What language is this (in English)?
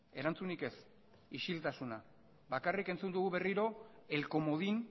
Basque